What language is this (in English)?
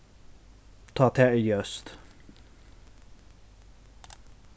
Faroese